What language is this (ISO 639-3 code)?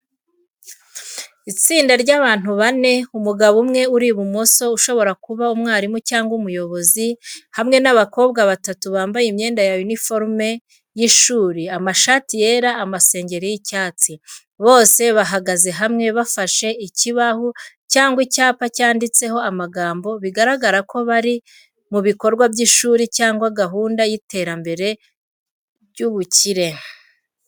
kin